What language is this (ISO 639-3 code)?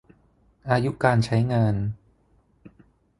tha